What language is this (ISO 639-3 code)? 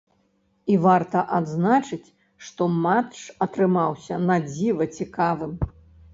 bel